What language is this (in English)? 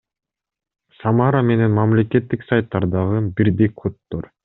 Kyrgyz